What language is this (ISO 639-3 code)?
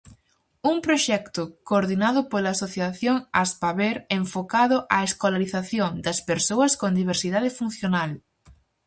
glg